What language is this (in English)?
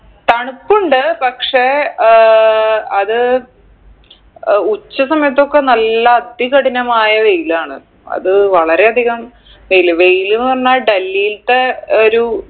Malayalam